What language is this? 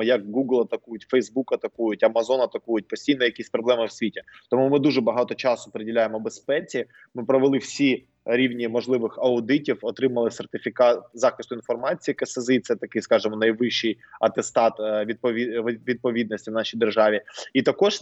Ukrainian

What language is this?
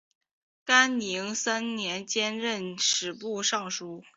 Chinese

